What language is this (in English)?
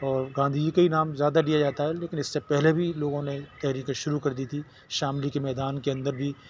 Urdu